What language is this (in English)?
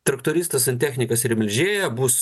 Lithuanian